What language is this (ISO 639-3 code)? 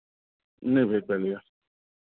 mai